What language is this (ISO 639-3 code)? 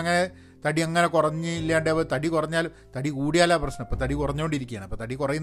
mal